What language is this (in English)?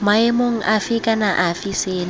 Tswana